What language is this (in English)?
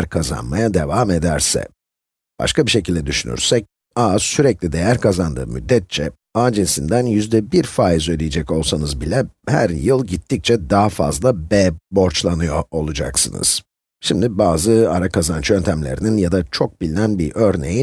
Turkish